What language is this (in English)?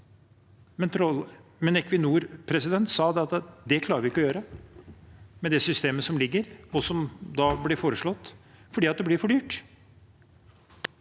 Norwegian